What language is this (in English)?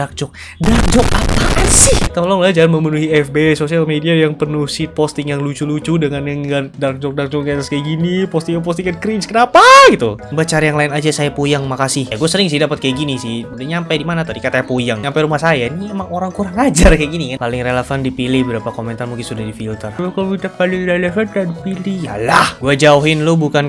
Indonesian